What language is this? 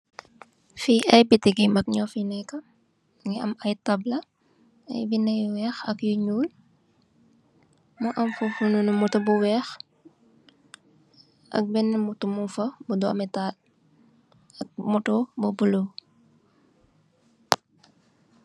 Wolof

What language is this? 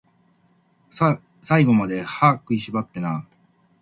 Japanese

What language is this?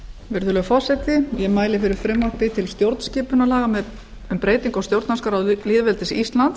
Icelandic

